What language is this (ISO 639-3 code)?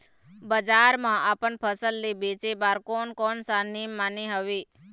hne